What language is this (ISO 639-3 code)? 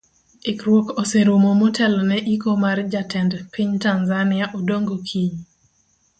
luo